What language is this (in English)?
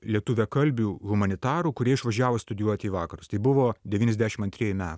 Lithuanian